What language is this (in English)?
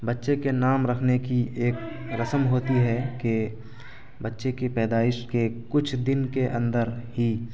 Urdu